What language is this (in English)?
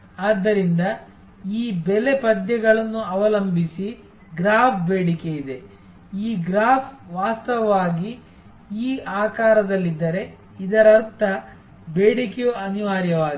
Kannada